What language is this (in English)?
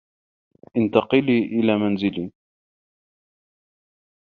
Arabic